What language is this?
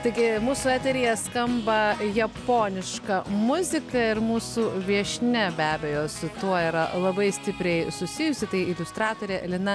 Lithuanian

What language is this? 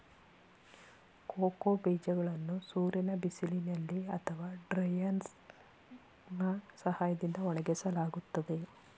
Kannada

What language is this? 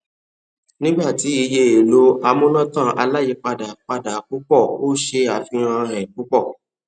Yoruba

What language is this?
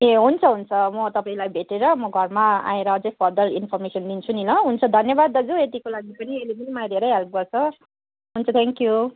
Nepali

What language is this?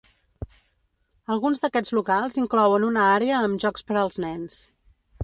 Catalan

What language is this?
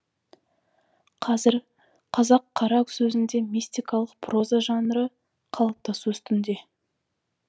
Kazakh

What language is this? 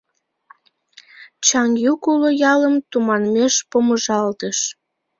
Mari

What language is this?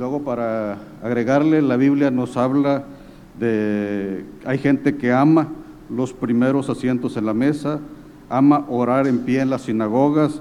Spanish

